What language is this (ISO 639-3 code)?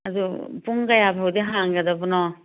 mni